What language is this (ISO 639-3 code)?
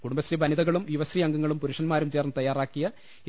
mal